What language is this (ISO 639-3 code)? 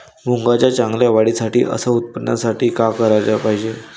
mar